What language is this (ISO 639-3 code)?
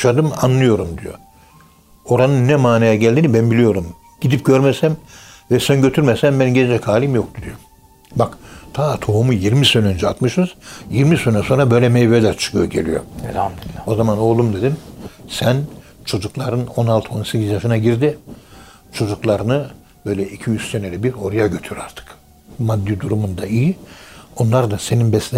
tur